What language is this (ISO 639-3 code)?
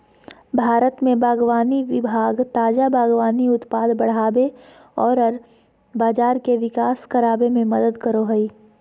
mag